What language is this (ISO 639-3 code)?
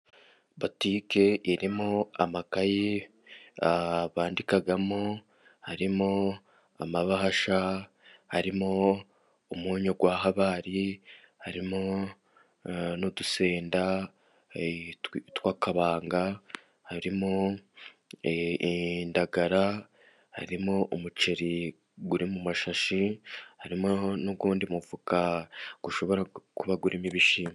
kin